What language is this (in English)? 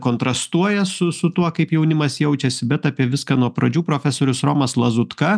Lithuanian